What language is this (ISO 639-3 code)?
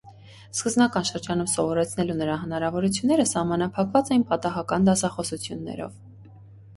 hye